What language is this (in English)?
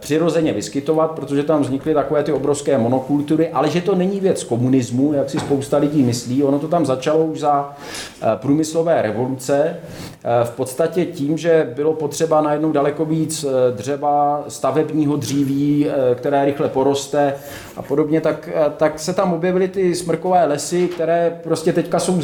Czech